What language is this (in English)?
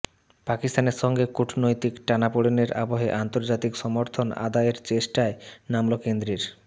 Bangla